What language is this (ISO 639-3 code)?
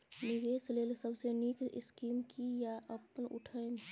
mai